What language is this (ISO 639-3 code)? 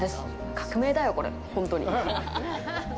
jpn